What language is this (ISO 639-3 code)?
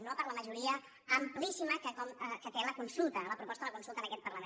cat